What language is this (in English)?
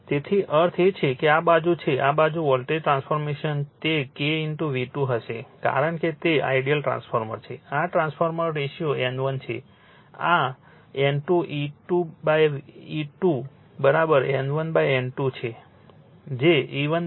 Gujarati